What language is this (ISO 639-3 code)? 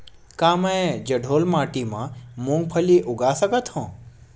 hne